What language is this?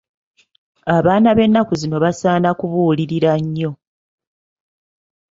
Ganda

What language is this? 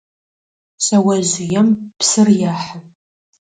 Adyghe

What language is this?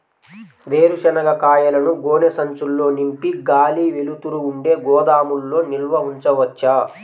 Telugu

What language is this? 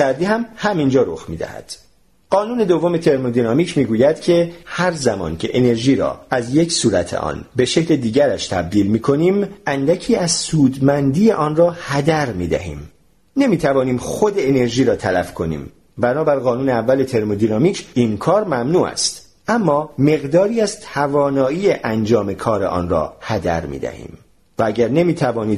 Persian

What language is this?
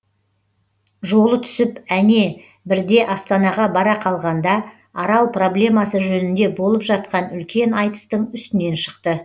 Kazakh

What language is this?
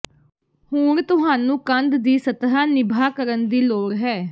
Punjabi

